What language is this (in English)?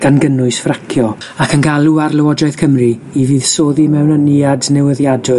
Welsh